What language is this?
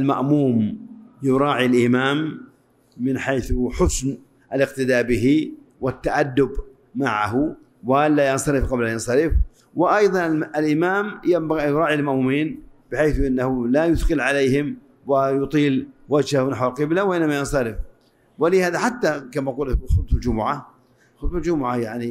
Arabic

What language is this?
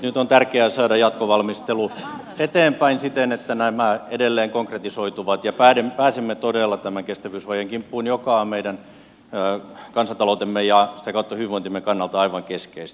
Finnish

